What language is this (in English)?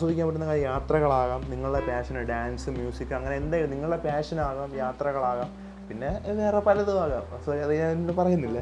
Malayalam